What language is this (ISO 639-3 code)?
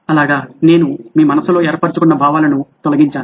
tel